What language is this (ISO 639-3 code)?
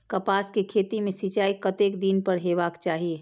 mai